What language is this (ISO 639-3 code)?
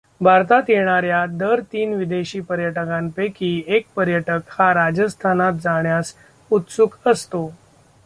mar